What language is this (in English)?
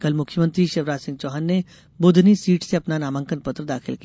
Hindi